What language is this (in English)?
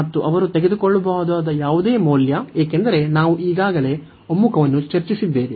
Kannada